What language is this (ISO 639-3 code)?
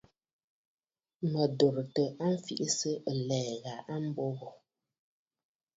bfd